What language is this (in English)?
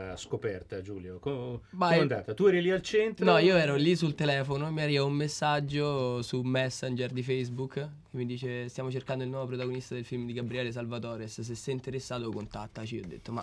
Italian